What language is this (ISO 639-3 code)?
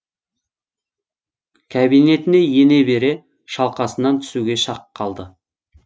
kaz